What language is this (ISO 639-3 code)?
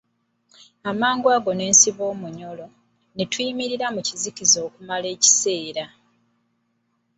lug